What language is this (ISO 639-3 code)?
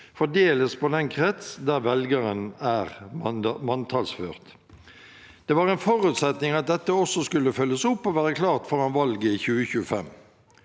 nor